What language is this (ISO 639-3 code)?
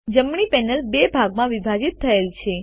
guj